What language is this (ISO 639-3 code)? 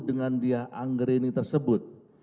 ind